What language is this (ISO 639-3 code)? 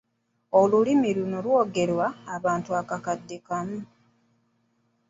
lug